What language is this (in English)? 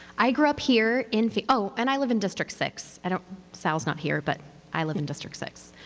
English